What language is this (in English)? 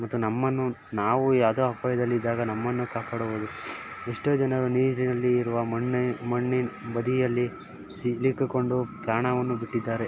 Kannada